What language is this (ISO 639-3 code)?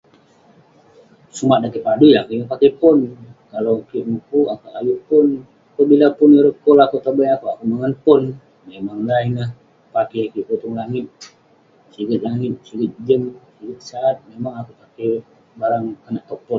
pne